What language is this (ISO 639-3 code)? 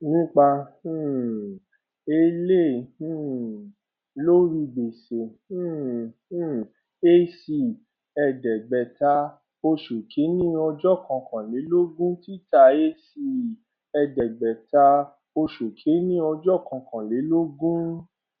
yor